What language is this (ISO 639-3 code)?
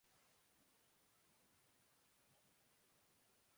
urd